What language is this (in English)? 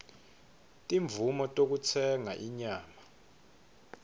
Swati